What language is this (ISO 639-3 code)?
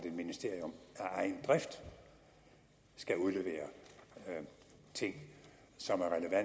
dan